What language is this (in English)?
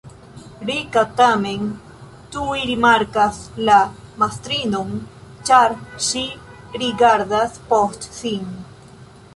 Esperanto